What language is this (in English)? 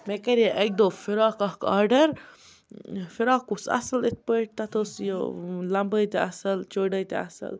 Kashmiri